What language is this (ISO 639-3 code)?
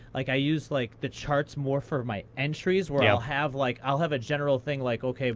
eng